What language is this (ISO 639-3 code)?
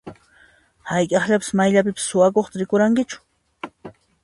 qxp